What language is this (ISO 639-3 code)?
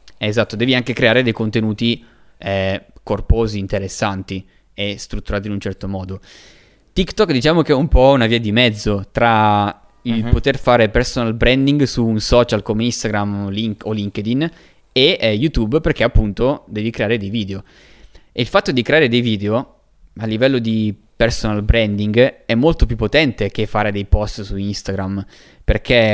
ita